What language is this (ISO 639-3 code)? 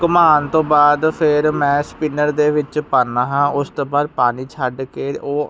pan